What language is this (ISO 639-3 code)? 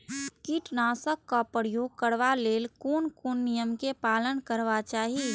mai